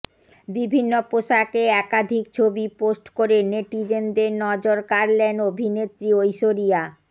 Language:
Bangla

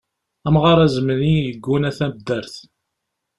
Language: Kabyle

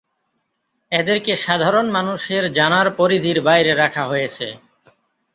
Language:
Bangla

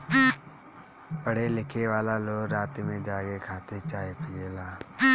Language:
Bhojpuri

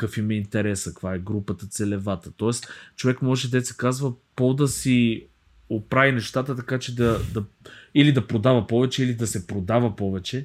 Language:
Bulgarian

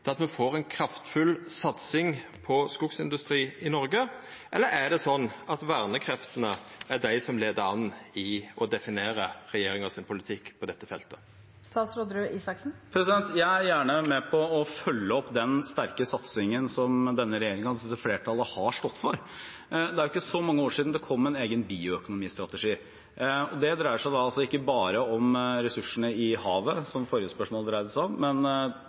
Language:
Norwegian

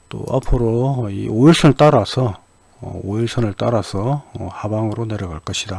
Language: Korean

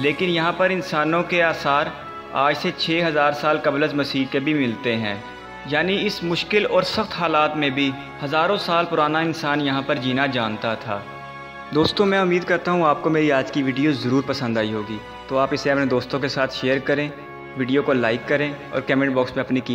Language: Hindi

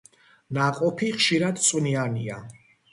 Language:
Georgian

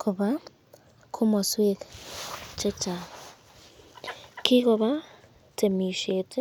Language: Kalenjin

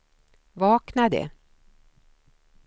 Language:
Swedish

